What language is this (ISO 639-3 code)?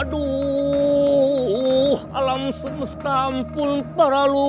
ind